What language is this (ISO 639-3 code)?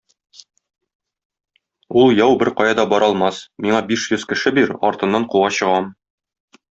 tat